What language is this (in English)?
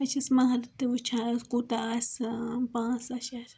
Kashmiri